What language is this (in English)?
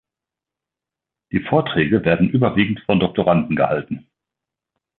German